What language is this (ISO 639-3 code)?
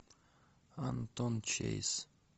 rus